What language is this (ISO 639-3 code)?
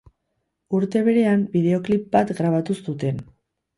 eus